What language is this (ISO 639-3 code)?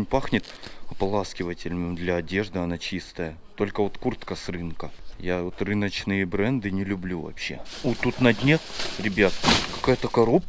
rus